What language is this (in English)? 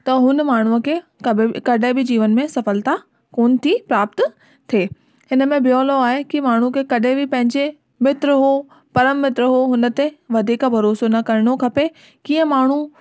Sindhi